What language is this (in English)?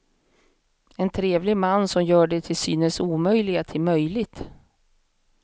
Swedish